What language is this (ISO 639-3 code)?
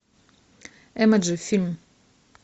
rus